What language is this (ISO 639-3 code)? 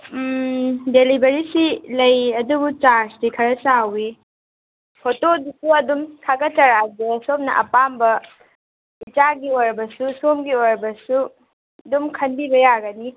mni